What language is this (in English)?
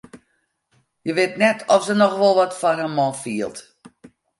Western Frisian